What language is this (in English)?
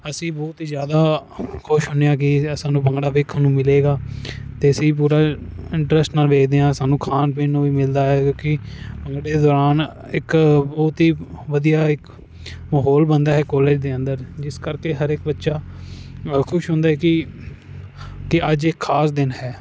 Punjabi